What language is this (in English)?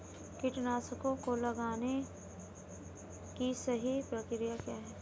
Hindi